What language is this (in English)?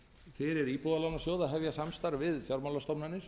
Icelandic